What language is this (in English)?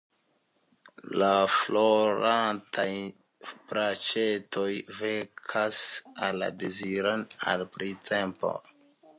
Esperanto